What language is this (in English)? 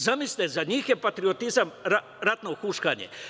Serbian